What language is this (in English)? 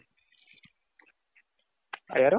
Kannada